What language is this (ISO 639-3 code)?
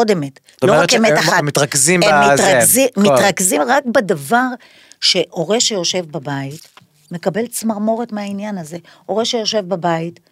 heb